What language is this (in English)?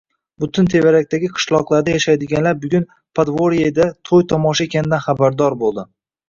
Uzbek